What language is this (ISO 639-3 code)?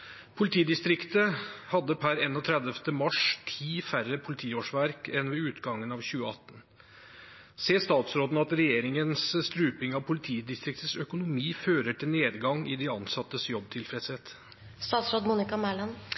nno